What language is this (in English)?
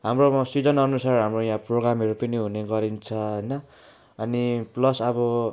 Nepali